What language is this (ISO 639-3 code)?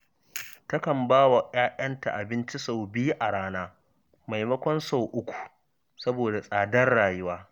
hau